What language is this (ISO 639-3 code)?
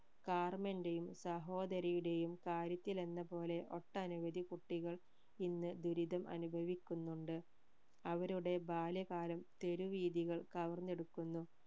mal